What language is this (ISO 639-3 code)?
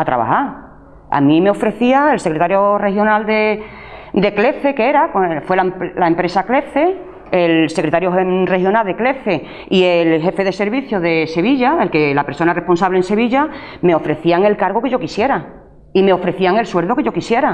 spa